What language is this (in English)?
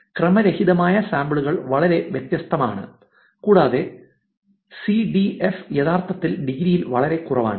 Malayalam